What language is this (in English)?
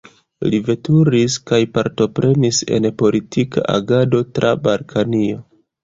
Esperanto